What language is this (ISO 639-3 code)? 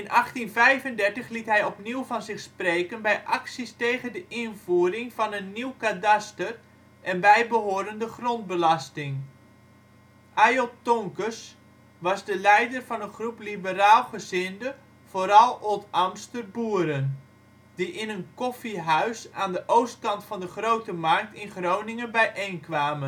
nld